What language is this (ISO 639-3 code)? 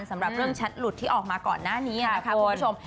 tha